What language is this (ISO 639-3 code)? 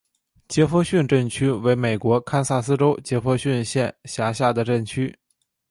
zho